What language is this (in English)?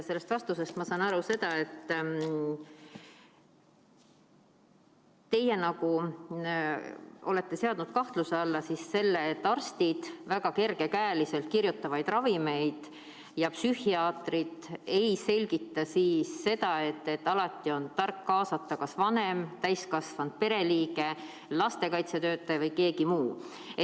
Estonian